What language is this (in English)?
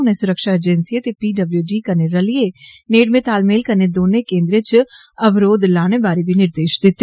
Dogri